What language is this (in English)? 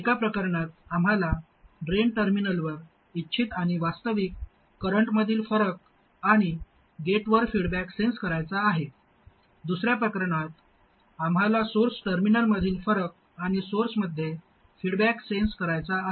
Marathi